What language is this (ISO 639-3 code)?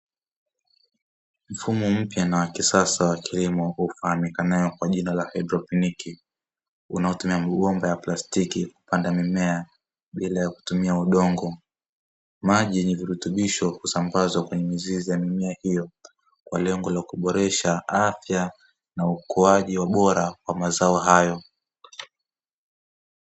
swa